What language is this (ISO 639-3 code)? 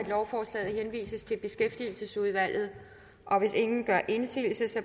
dan